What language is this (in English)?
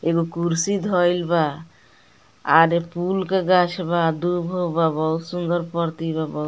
Bhojpuri